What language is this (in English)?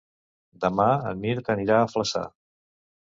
Catalan